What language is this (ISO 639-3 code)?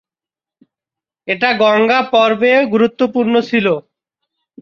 ben